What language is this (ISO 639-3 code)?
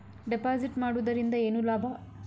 kan